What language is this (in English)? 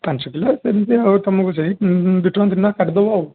Odia